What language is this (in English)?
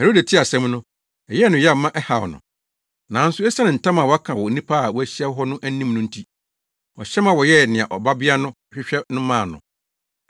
Akan